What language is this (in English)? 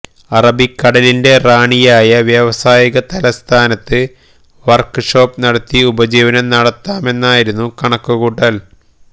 Malayalam